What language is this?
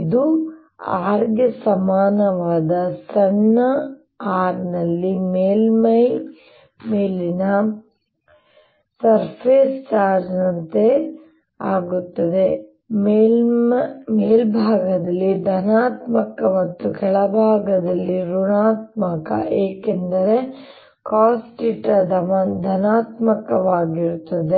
Kannada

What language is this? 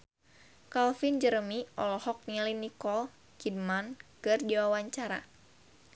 Sundanese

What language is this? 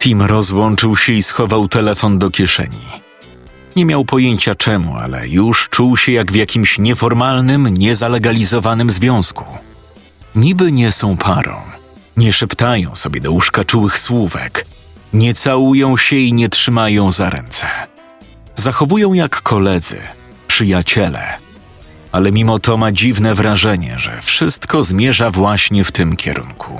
Polish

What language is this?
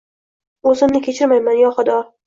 Uzbek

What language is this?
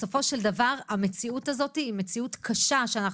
Hebrew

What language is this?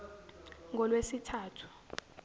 Zulu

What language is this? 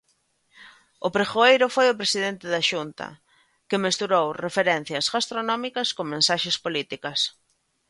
Galician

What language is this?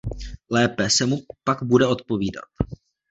Czech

